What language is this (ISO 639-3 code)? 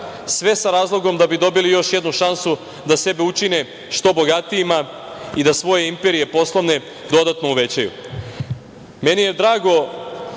srp